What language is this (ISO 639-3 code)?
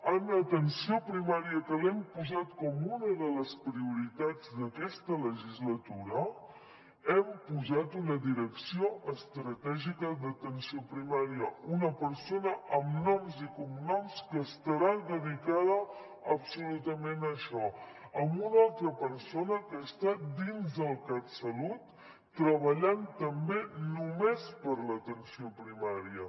cat